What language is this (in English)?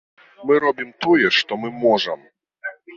Belarusian